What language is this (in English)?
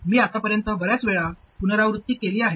Marathi